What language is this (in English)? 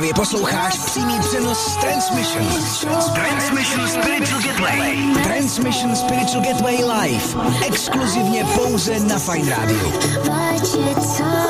English